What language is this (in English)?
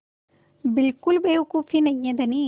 Hindi